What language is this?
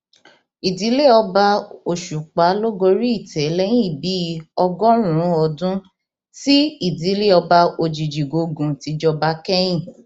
Yoruba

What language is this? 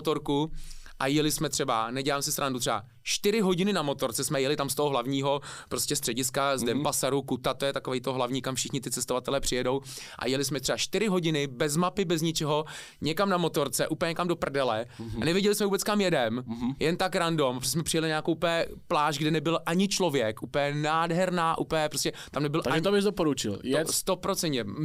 Czech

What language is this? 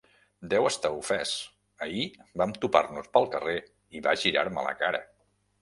Catalan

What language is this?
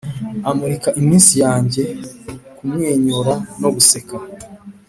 Kinyarwanda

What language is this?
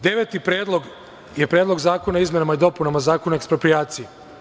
Serbian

